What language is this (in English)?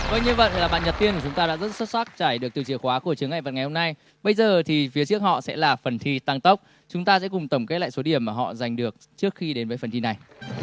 Vietnamese